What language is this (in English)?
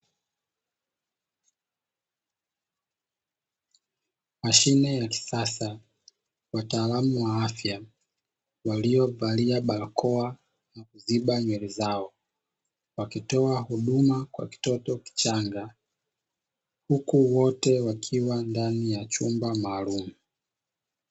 Swahili